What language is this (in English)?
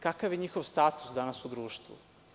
Serbian